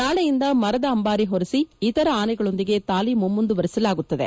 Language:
Kannada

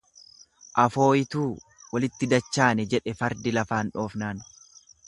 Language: Oromo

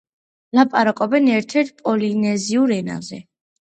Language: Georgian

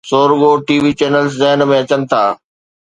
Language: Sindhi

